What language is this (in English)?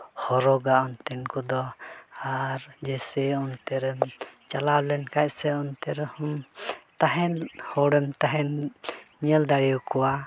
Santali